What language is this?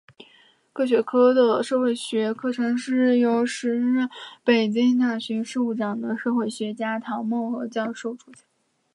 Chinese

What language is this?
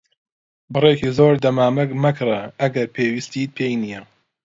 Central Kurdish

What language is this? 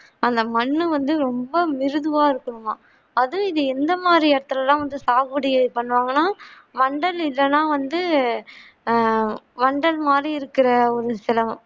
Tamil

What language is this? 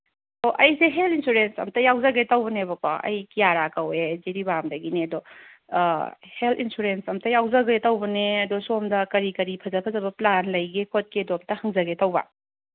Manipuri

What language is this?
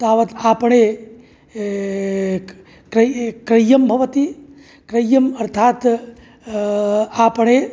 Sanskrit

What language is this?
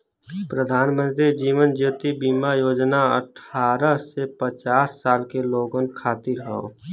Bhojpuri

